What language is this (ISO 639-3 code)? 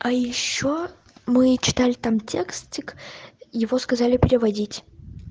rus